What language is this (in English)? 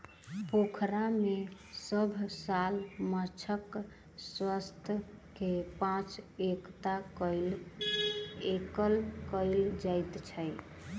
Maithili